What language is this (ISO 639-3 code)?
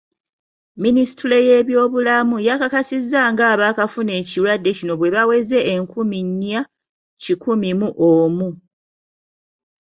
lug